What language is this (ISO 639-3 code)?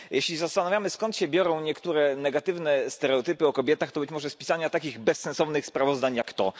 pol